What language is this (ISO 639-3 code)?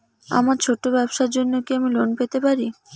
ben